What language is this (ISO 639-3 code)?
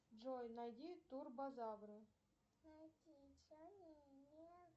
rus